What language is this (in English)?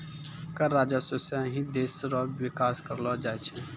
Maithili